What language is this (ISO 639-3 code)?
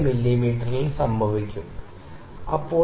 mal